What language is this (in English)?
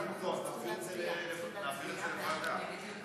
Hebrew